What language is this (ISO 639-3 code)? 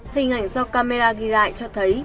vie